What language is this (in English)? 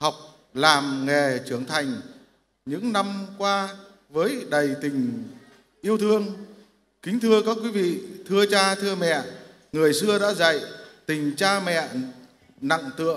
Vietnamese